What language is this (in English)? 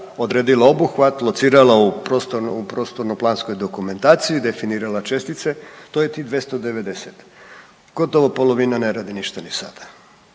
Croatian